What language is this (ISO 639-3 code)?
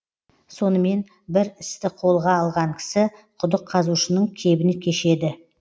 kaz